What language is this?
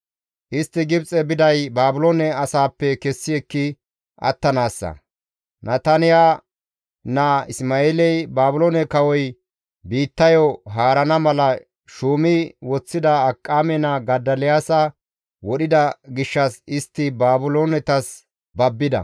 Gamo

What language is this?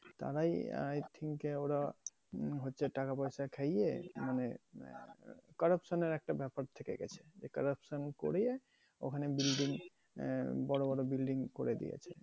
Bangla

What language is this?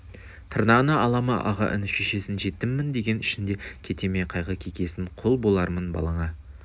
Kazakh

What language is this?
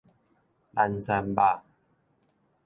Min Nan Chinese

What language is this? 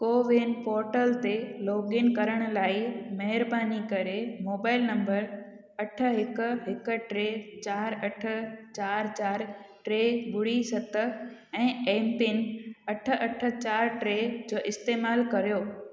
Sindhi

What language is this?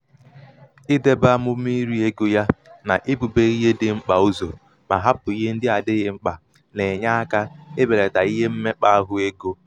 Igbo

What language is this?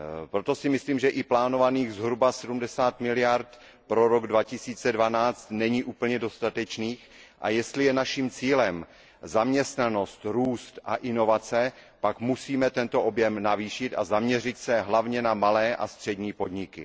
Czech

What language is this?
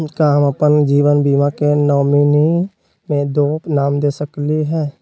Magahi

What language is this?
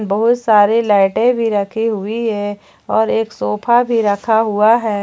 Hindi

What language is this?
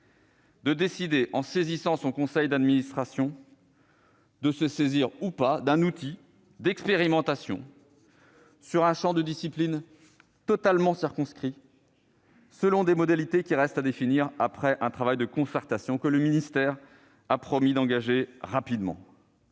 French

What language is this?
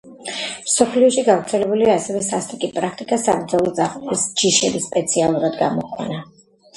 Georgian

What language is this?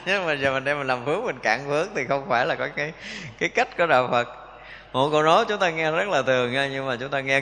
Vietnamese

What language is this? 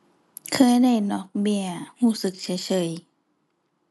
Thai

